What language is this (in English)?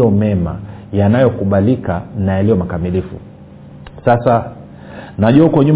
Swahili